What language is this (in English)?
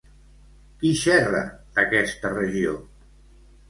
Catalan